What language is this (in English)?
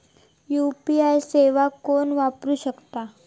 Marathi